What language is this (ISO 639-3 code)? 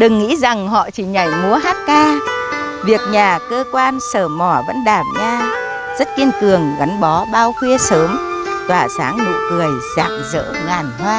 vie